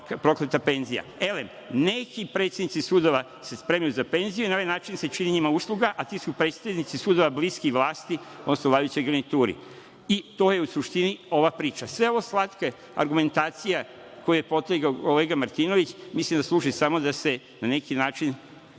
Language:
Serbian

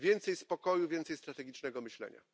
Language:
Polish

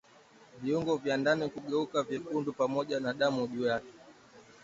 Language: Swahili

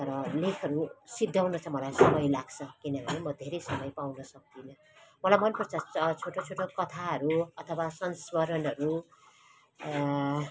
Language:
Nepali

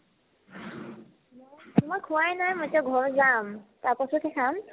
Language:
Assamese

